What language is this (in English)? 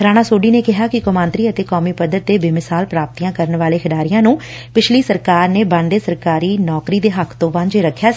Punjabi